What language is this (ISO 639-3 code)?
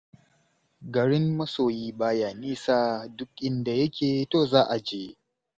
hau